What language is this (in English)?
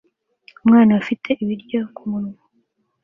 Kinyarwanda